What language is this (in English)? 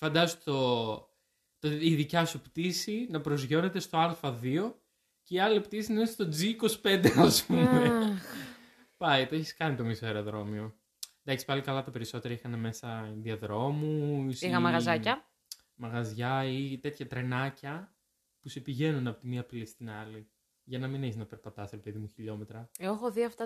Greek